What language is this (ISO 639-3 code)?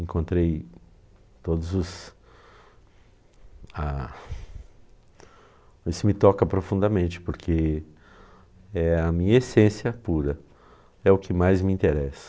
por